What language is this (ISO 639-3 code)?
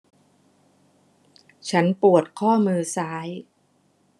tha